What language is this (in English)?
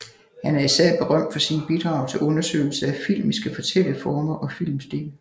Danish